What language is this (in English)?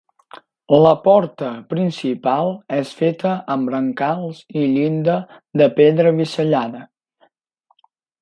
Catalan